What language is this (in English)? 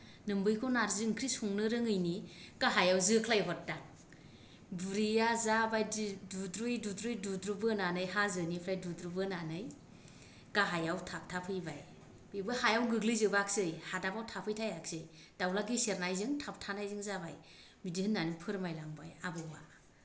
Bodo